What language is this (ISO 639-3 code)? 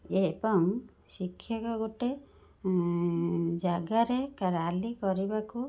ori